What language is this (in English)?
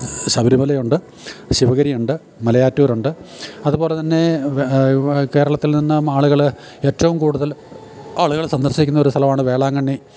Malayalam